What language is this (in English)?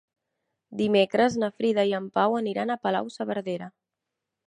Catalan